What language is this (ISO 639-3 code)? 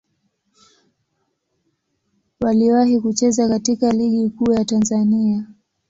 swa